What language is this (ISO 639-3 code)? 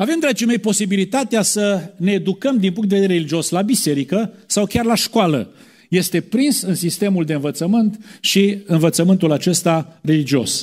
ron